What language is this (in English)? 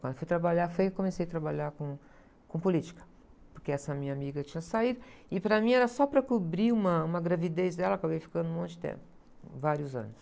Portuguese